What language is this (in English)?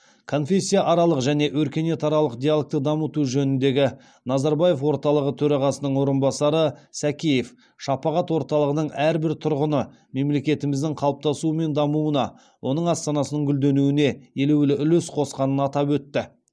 Kazakh